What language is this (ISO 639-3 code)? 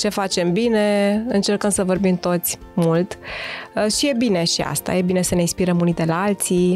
ron